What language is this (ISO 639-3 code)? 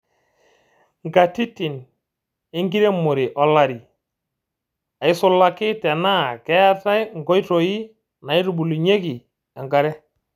mas